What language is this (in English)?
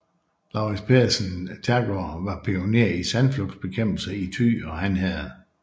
Danish